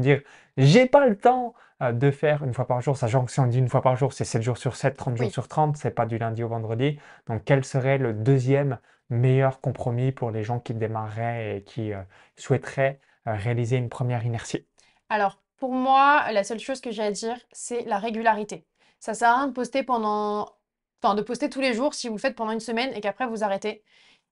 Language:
French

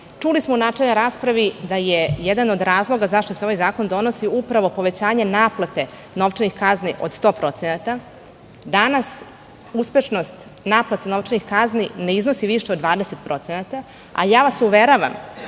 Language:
Serbian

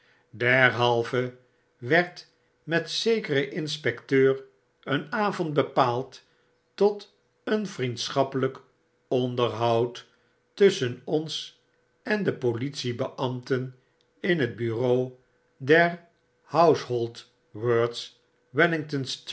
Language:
Dutch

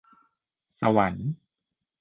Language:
Thai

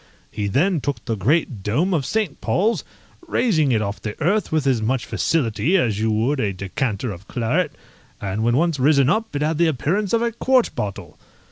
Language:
English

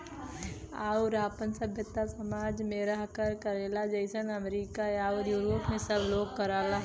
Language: Bhojpuri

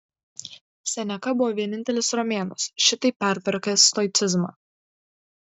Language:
Lithuanian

